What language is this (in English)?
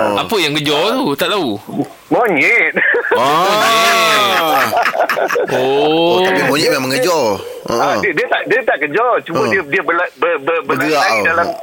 Malay